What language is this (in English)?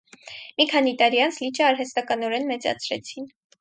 Armenian